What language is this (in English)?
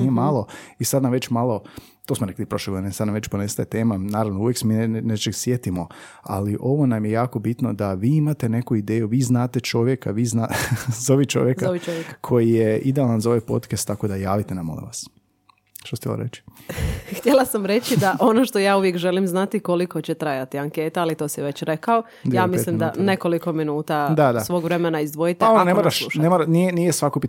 Croatian